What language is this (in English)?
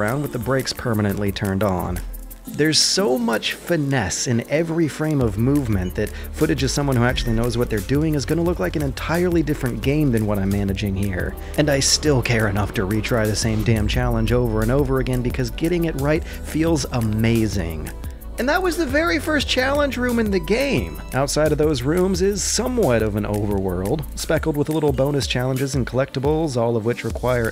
English